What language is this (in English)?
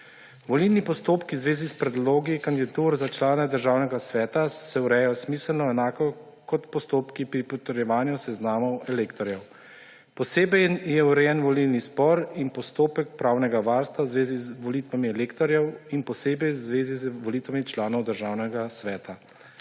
Slovenian